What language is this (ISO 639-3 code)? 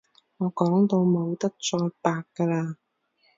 yue